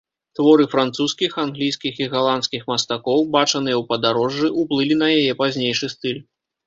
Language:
Belarusian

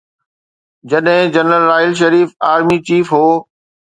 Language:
Sindhi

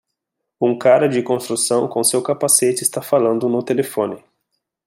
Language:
Portuguese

